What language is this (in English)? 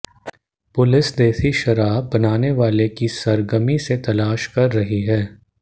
Hindi